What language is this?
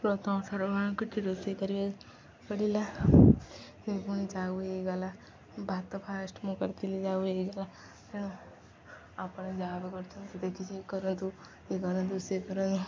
Odia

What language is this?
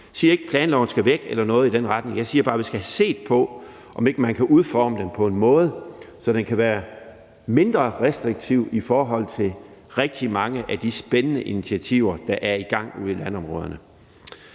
Danish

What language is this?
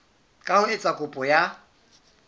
Southern Sotho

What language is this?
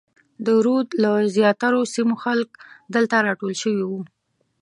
Pashto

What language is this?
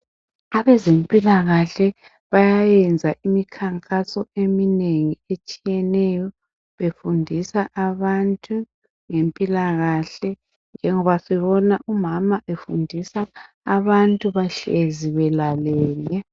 North Ndebele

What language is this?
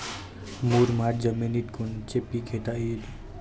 Marathi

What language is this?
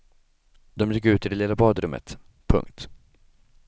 Swedish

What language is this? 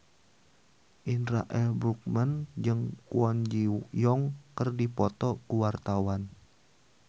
Sundanese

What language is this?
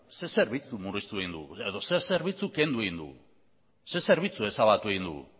Basque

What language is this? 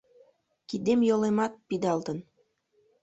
Mari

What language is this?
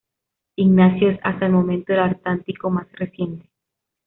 Spanish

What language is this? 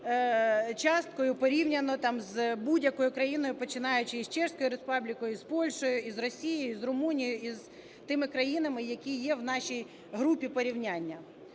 Ukrainian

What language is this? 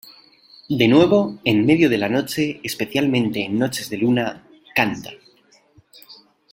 Spanish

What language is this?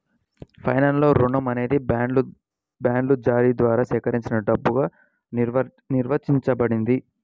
Telugu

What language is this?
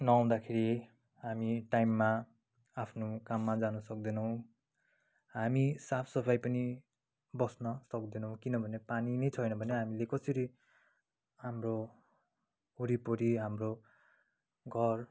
Nepali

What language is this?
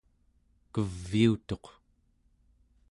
Central Yupik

